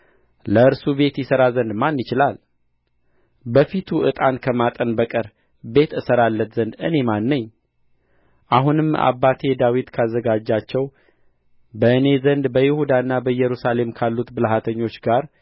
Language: Amharic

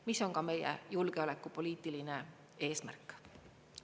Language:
Estonian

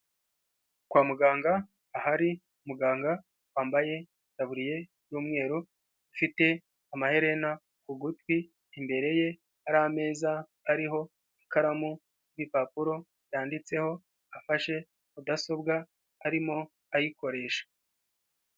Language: Kinyarwanda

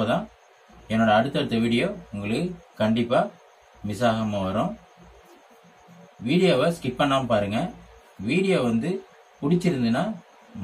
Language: Tamil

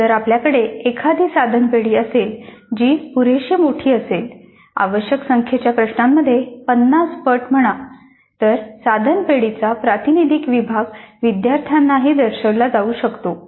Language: Marathi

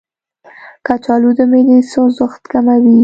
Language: Pashto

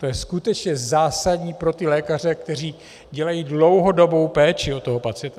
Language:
Czech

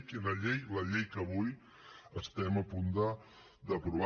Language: Catalan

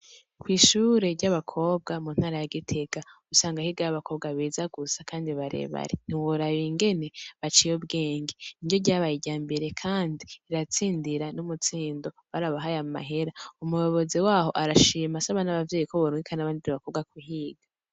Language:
Rundi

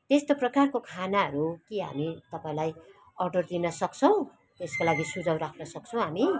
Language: Nepali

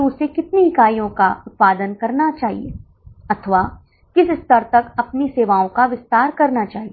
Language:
Hindi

